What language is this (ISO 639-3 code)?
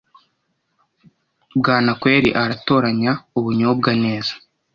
kin